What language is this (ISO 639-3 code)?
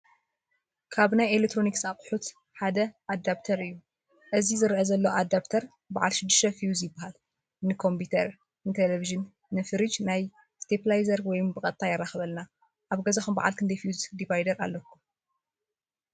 tir